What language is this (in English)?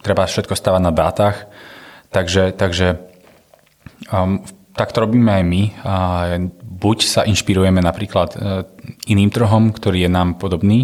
Slovak